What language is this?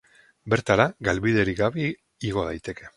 Basque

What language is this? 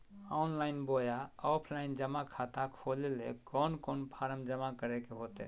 Magahi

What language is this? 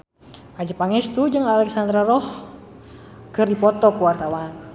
Sundanese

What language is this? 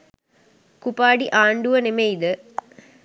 Sinhala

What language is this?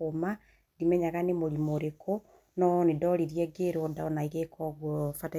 Kikuyu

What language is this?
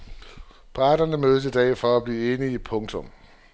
Danish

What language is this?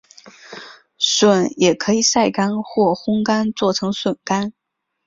Chinese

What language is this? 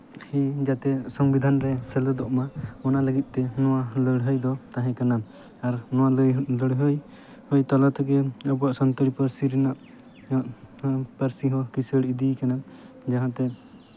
Santali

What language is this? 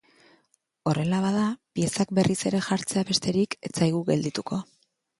Basque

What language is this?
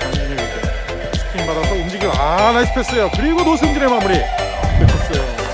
Korean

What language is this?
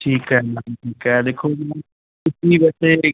Punjabi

